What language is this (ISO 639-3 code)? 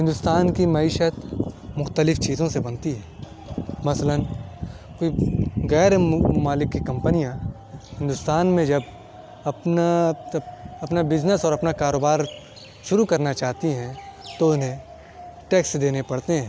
urd